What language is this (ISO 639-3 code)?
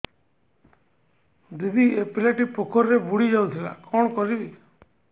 ori